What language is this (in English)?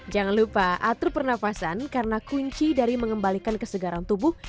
Indonesian